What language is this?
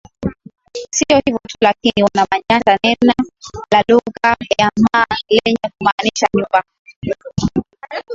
Swahili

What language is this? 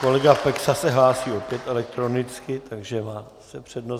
Czech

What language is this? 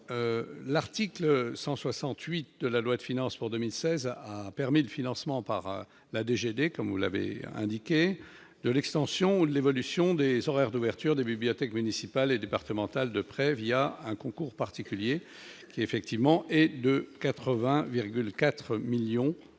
French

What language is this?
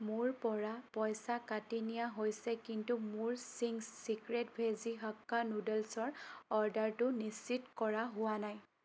Assamese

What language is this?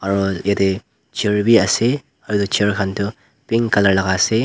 Naga Pidgin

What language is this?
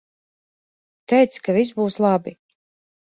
Latvian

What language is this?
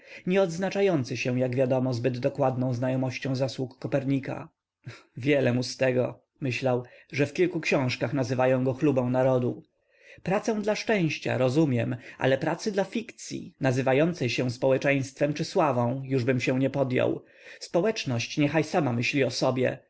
Polish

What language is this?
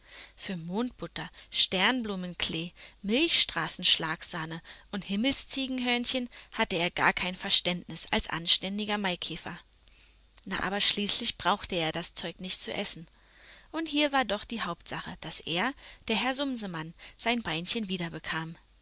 German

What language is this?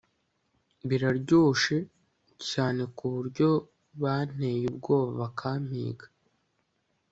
Kinyarwanda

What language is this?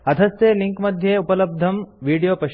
Sanskrit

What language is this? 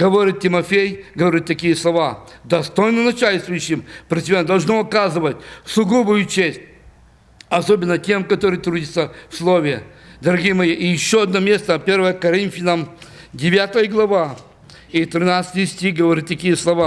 Russian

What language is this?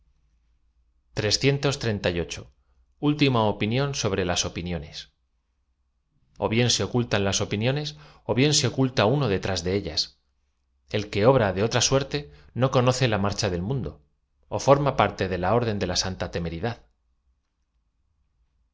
Spanish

